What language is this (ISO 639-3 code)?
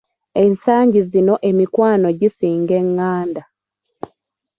lug